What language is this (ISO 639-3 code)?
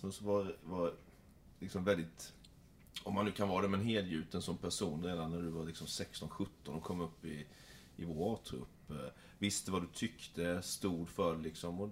swe